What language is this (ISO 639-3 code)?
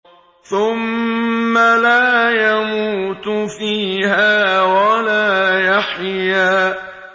ara